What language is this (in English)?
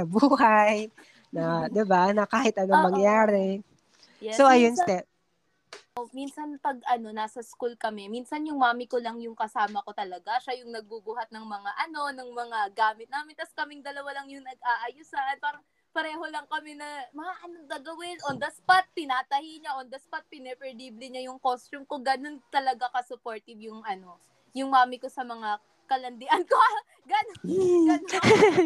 Filipino